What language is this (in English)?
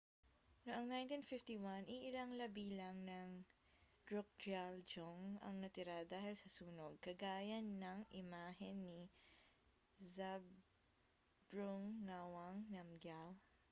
Filipino